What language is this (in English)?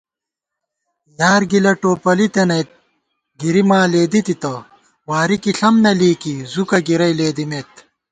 Gawar-Bati